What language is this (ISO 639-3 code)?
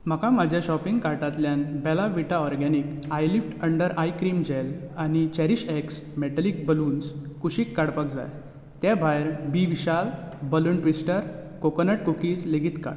kok